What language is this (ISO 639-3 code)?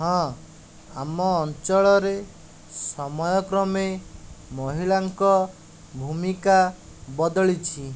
ori